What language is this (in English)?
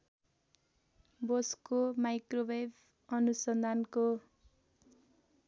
Nepali